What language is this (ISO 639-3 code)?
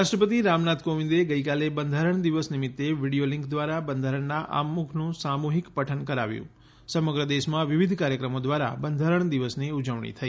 guj